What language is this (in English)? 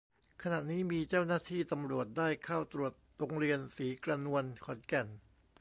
Thai